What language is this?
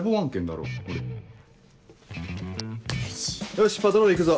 Japanese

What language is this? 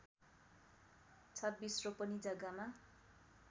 Nepali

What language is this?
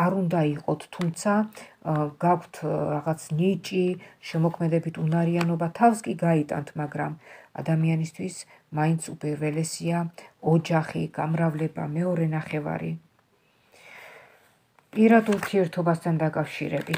Romanian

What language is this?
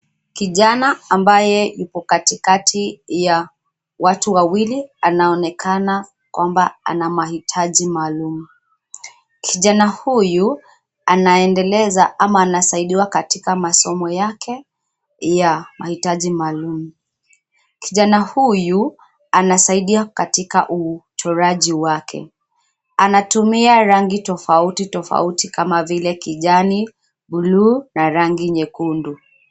Swahili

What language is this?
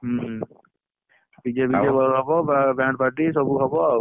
Odia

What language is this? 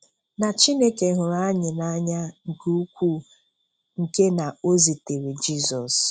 Igbo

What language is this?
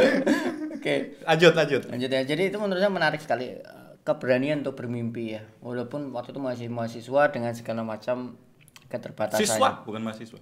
Indonesian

